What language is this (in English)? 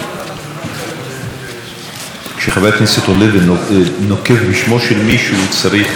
Hebrew